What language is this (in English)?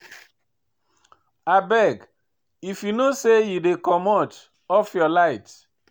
Nigerian Pidgin